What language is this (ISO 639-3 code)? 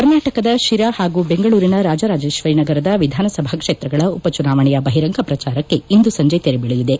kan